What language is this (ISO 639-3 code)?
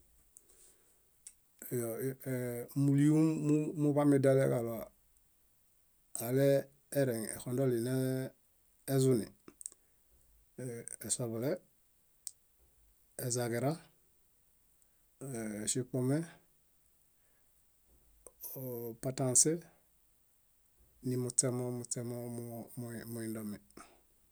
bda